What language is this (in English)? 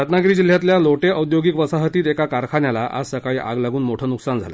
Marathi